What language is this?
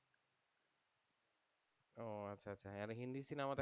Bangla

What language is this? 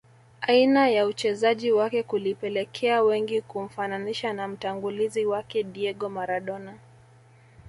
Swahili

